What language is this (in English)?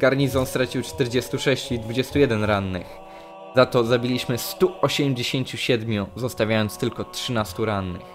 Polish